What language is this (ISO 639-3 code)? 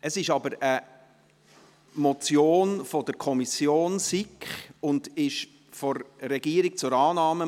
gsw